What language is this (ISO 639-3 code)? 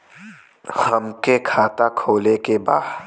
bho